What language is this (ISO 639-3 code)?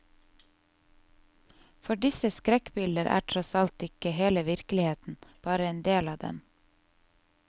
nor